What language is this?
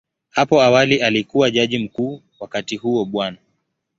Swahili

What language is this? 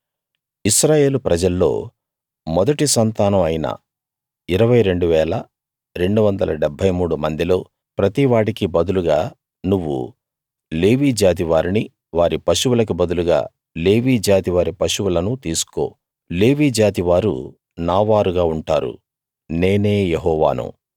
Telugu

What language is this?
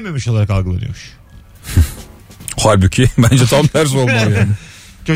Turkish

